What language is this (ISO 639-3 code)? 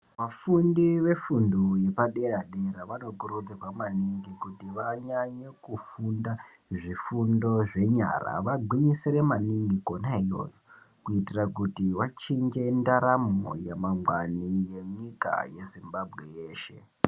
ndc